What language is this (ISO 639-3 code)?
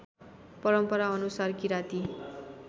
nep